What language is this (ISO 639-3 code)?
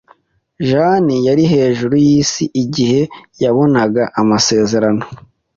kin